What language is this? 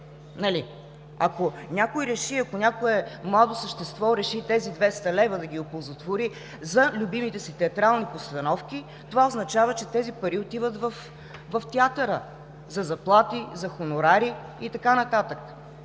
Bulgarian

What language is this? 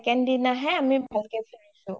Assamese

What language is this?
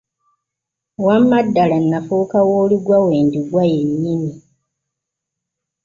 Ganda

